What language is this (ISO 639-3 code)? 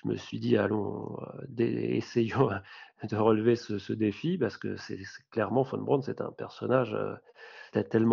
fra